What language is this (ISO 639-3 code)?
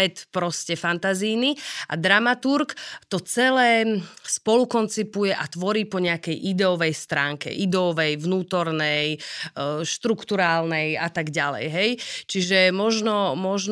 slk